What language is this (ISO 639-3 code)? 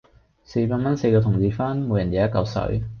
yue